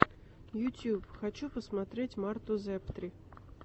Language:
Russian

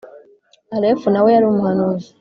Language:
Kinyarwanda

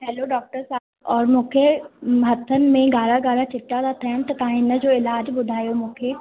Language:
Sindhi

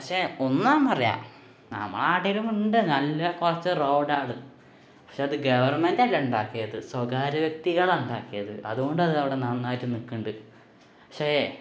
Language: Malayalam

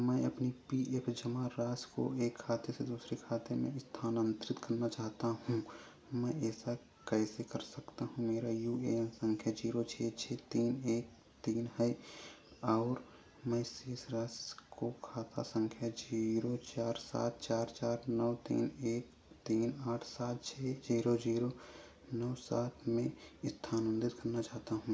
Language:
Hindi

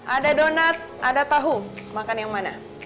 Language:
Indonesian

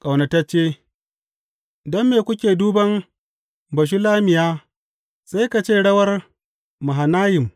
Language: Hausa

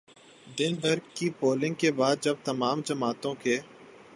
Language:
Urdu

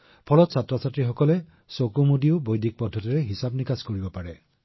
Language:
Assamese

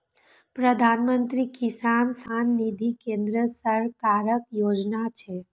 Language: Maithili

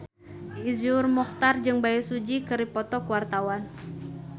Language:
Sundanese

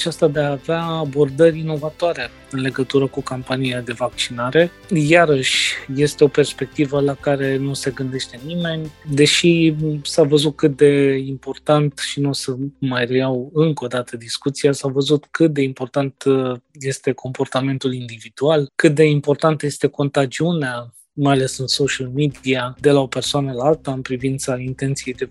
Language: Romanian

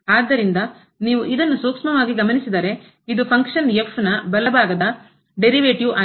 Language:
Kannada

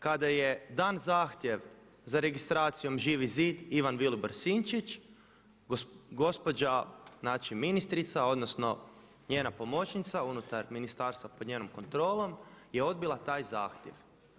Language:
Croatian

